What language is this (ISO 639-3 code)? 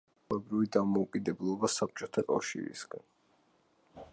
kat